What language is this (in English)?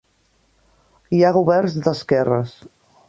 Catalan